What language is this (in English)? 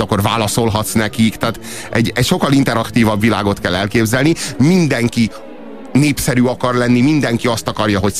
Hungarian